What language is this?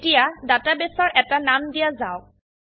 Assamese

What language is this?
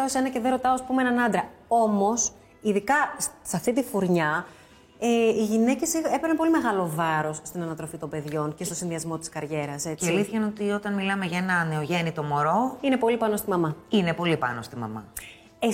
Greek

